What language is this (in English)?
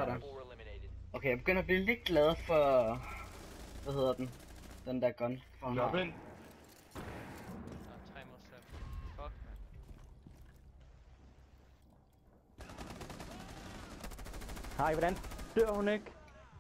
Danish